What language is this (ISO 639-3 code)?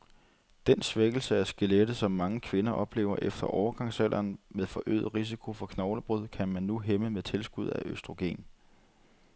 dan